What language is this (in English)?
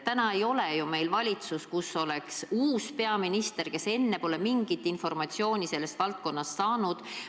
Estonian